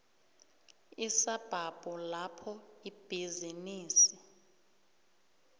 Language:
South Ndebele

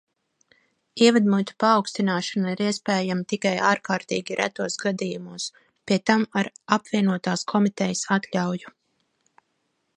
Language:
Latvian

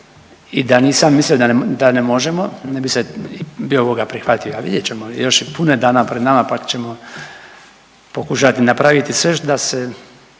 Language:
Croatian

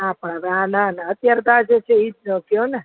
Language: Gujarati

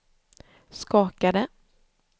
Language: Swedish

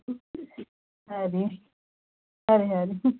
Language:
Dogri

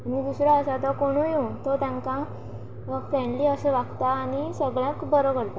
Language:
Konkani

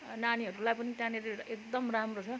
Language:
Nepali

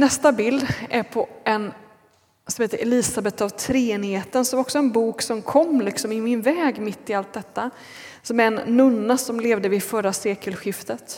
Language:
Swedish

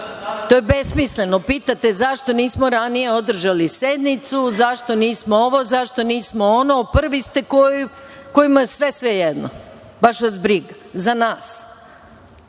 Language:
Serbian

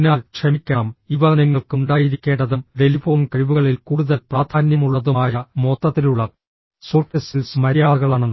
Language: Malayalam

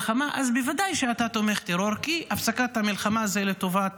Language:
Hebrew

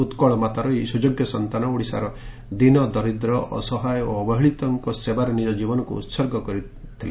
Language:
Odia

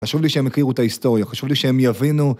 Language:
Hebrew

